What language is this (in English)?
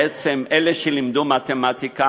Hebrew